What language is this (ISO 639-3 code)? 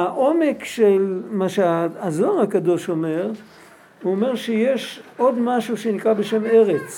heb